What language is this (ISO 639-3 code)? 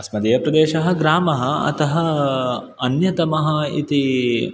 san